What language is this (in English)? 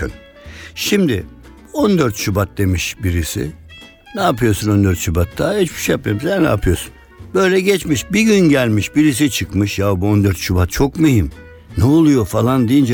Turkish